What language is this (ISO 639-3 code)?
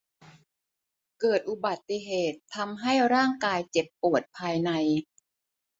tha